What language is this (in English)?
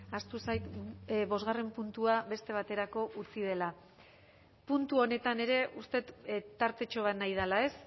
Basque